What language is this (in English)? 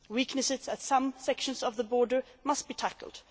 English